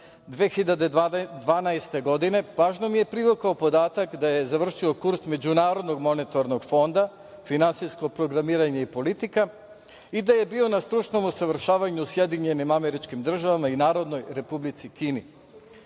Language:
Serbian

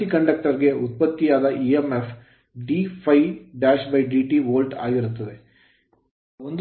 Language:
Kannada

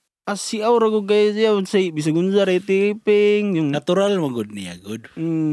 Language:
Filipino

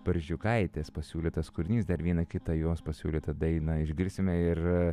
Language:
Lithuanian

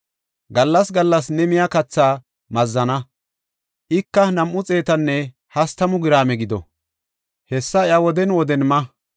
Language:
Gofa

